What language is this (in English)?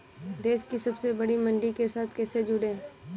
Hindi